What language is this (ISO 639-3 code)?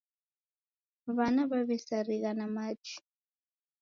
dav